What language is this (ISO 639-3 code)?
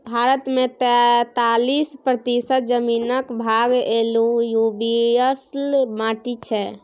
mai